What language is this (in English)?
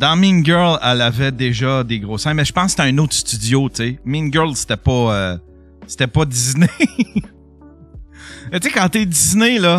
French